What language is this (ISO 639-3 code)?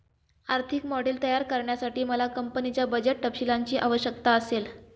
mar